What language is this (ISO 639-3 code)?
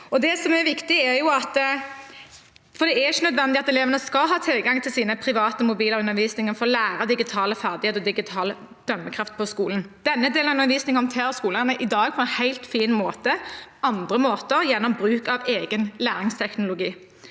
nor